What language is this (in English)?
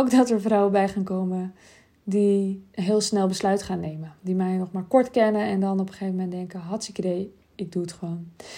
Dutch